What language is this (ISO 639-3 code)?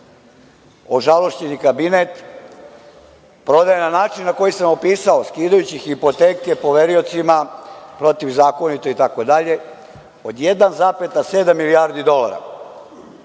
srp